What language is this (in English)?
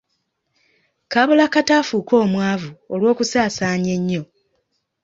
Ganda